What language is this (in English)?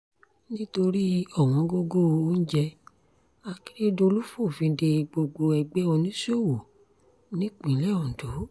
Yoruba